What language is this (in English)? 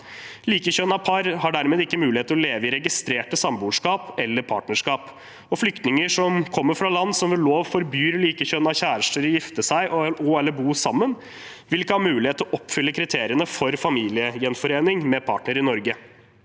Norwegian